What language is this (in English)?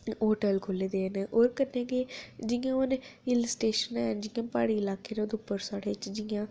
Dogri